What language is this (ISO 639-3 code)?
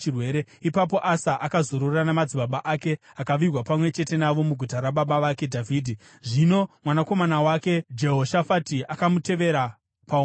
sna